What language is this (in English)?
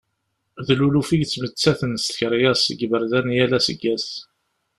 Kabyle